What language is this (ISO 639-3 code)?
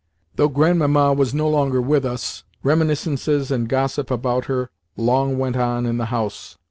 eng